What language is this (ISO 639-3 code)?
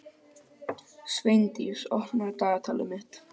isl